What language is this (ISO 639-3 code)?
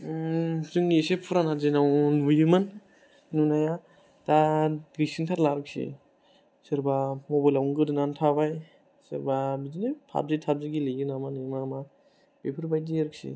brx